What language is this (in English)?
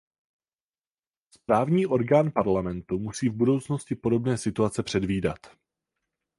Czech